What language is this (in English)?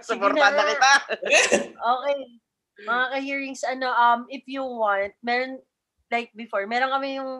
Filipino